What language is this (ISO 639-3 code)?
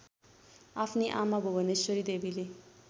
nep